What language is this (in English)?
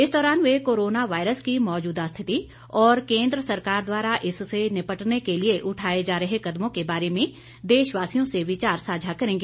Hindi